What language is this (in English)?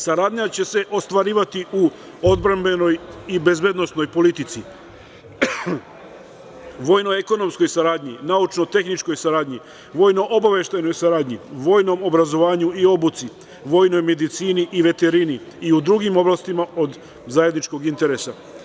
Serbian